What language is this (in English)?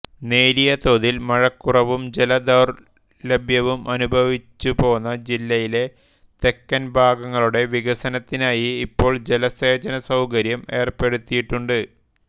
Malayalam